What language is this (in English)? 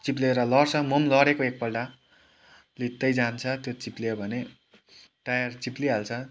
Nepali